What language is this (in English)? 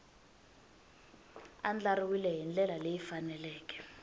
Tsonga